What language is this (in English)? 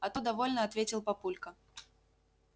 Russian